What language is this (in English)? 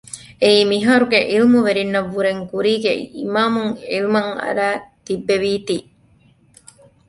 Divehi